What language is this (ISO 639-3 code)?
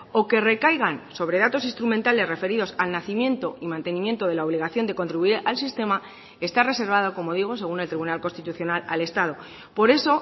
spa